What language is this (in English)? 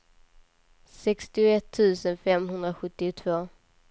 Swedish